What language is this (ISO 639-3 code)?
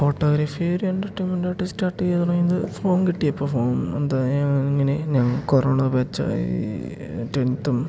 mal